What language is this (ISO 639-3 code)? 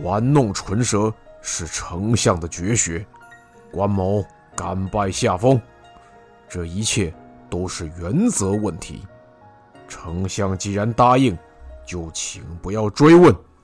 zho